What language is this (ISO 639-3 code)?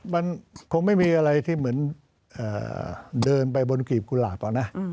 tha